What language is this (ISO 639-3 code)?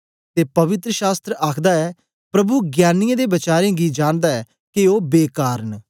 doi